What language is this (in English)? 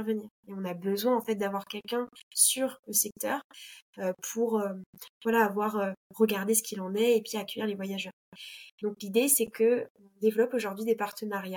French